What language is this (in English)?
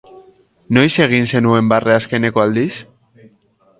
Basque